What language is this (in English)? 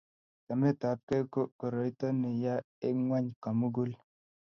Kalenjin